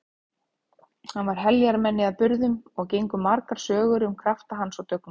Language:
Icelandic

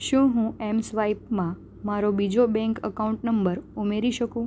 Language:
Gujarati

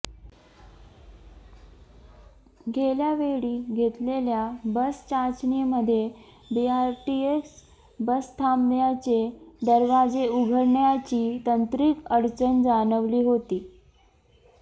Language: Marathi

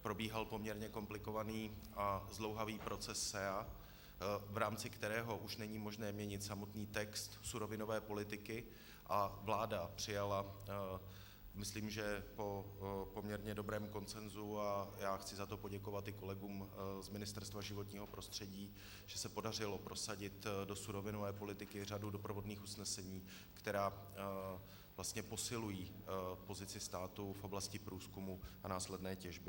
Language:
Czech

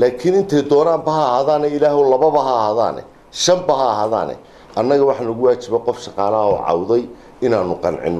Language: Arabic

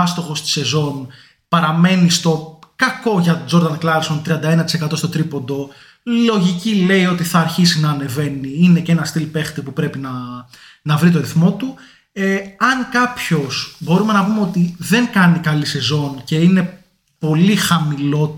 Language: Greek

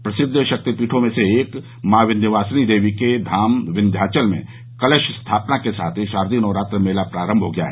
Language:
Hindi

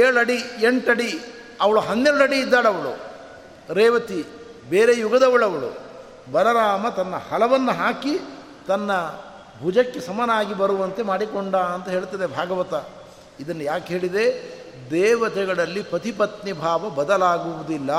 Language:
Kannada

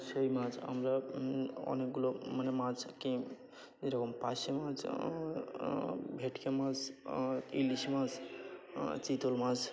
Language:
Bangla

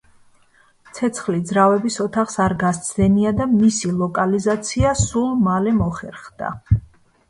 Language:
Georgian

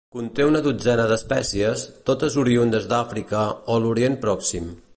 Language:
Catalan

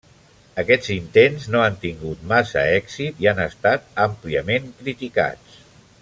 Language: Catalan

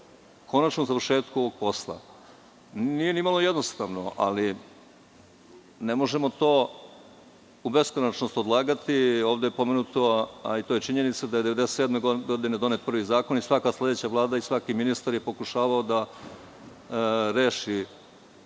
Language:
Serbian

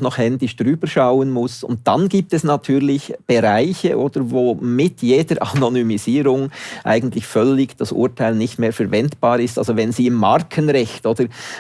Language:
German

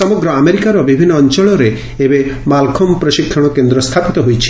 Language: Odia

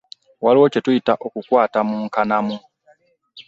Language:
Ganda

